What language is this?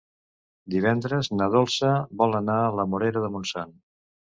Catalan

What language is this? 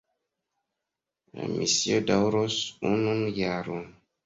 Esperanto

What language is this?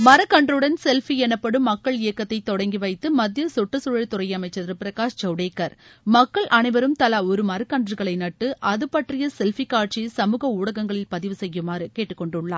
Tamil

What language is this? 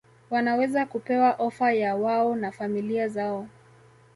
Swahili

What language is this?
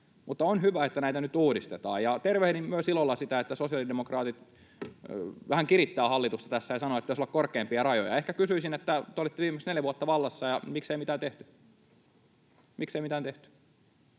Finnish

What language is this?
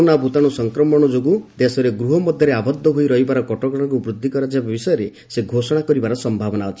Odia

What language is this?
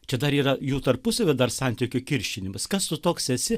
Lithuanian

